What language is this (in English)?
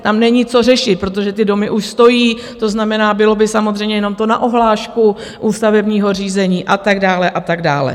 Czech